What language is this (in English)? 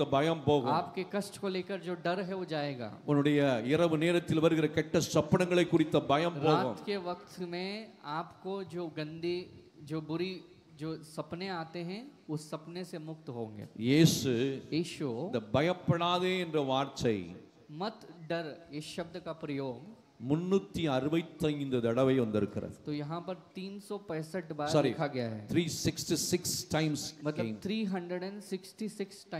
Hindi